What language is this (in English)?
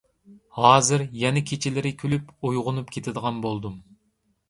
Uyghur